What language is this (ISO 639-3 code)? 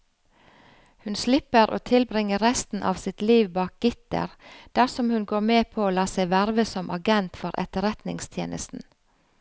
nor